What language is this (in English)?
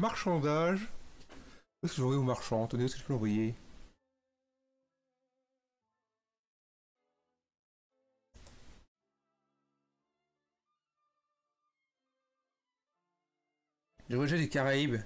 French